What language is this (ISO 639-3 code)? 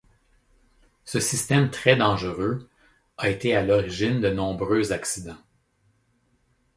fra